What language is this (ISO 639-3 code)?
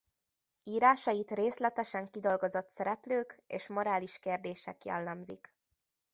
hun